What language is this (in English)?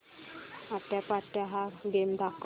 Marathi